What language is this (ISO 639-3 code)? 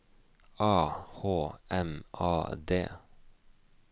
nor